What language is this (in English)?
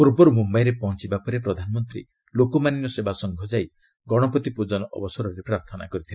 Odia